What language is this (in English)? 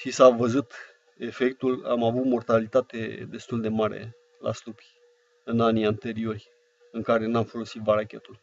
Romanian